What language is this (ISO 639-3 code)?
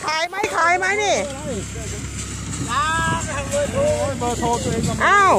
tha